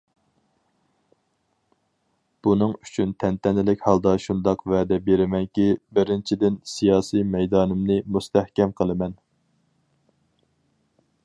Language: Uyghur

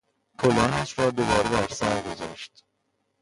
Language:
Persian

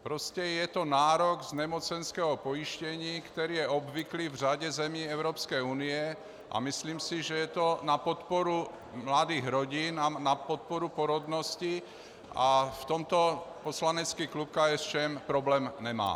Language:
Czech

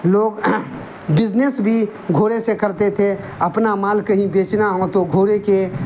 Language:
Urdu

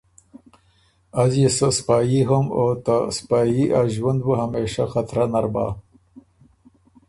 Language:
Ormuri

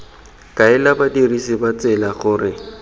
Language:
Tswana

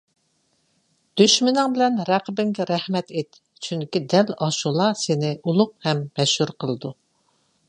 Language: Uyghur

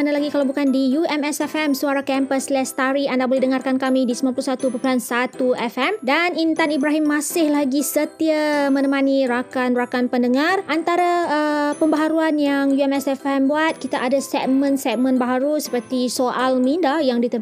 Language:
Malay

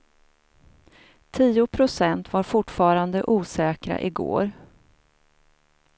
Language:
Swedish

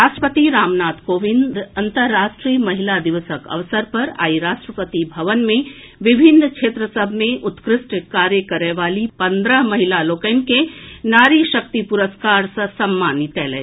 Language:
Maithili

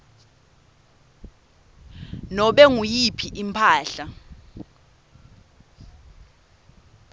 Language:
Swati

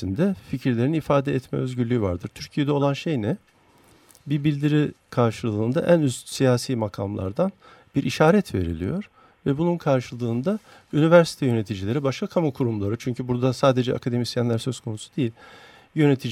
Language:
Turkish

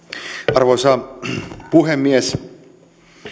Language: Finnish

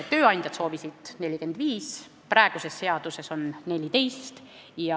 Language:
Estonian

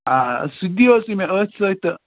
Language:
Kashmiri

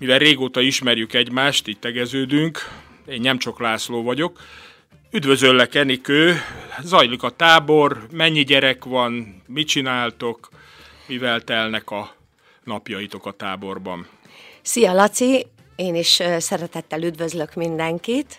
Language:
Hungarian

